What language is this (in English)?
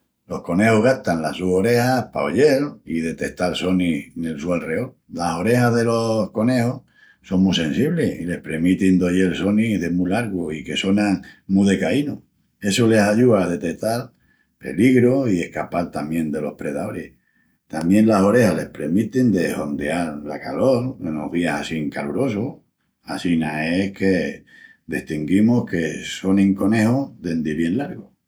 Extremaduran